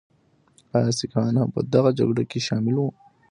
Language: Pashto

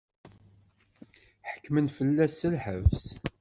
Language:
Kabyle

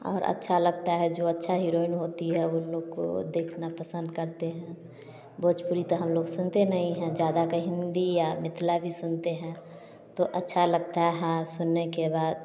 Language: Hindi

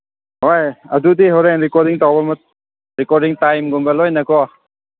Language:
Manipuri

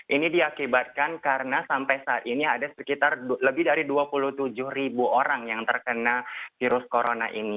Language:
Indonesian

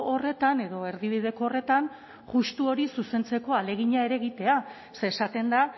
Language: Basque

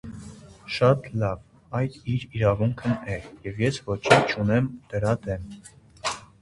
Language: Armenian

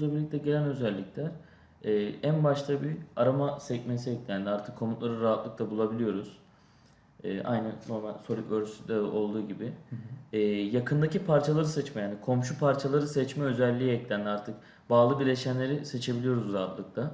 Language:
Turkish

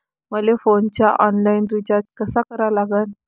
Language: Marathi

